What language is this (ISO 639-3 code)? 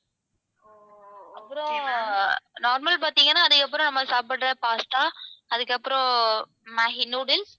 tam